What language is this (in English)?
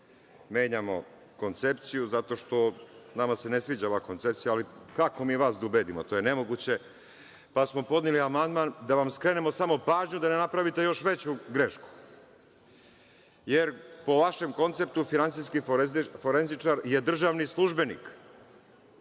Serbian